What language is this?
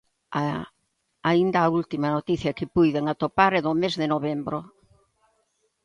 Galician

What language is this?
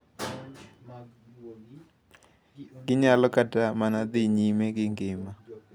Luo (Kenya and Tanzania)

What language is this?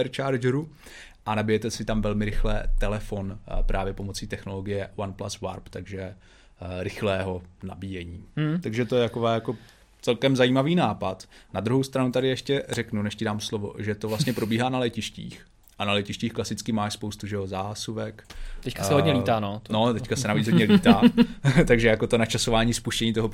Czech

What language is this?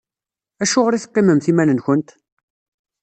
Kabyle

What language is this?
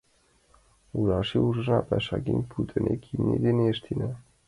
Mari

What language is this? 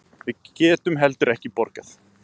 Icelandic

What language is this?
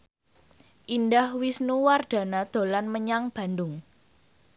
Javanese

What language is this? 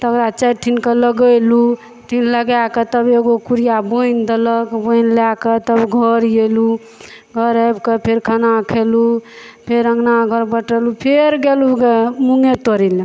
Maithili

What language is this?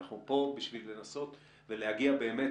Hebrew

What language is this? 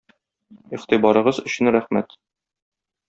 Tatar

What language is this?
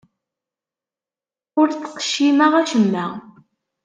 Kabyle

